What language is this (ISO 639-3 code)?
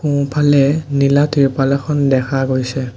asm